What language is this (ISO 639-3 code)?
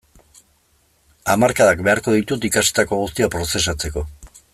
eus